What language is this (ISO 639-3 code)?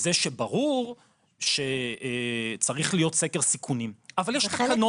heb